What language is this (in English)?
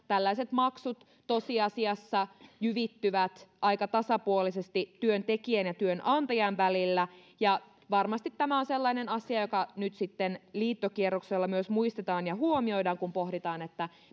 Finnish